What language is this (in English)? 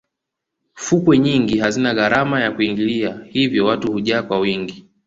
Swahili